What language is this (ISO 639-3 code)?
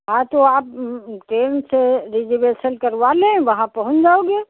hin